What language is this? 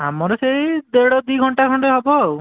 Odia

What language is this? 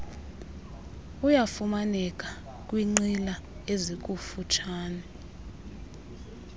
Xhosa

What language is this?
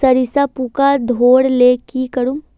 Magahi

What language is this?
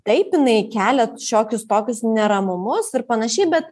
Lithuanian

